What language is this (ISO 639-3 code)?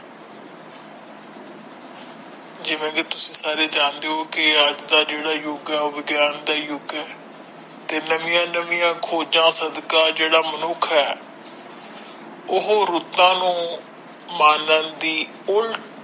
pan